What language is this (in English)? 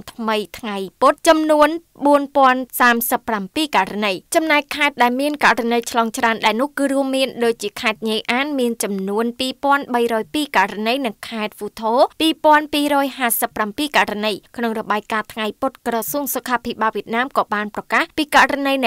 Thai